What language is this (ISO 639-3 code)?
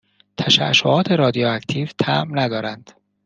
fas